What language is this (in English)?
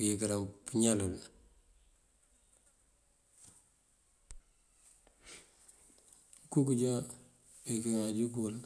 Mandjak